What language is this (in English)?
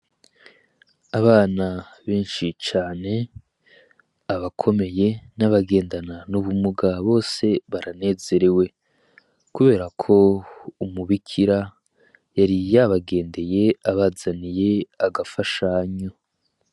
Rundi